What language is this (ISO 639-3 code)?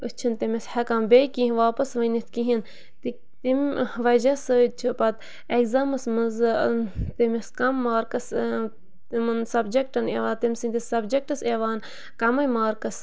kas